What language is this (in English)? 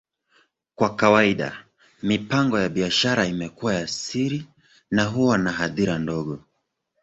Swahili